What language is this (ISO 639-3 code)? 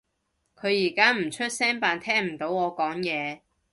yue